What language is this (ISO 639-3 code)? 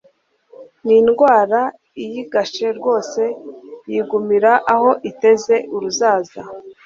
kin